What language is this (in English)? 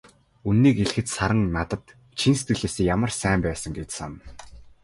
Mongolian